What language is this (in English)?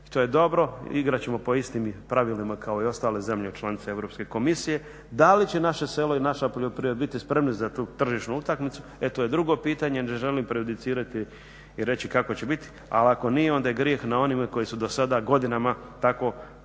Croatian